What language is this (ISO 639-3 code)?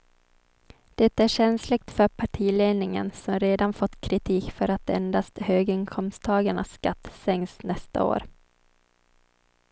swe